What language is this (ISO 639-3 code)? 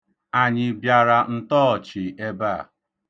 ibo